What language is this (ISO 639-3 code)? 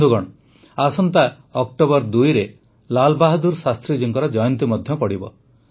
ori